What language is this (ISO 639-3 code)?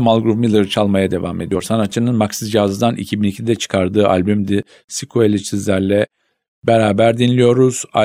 tur